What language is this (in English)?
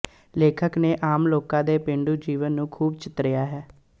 Punjabi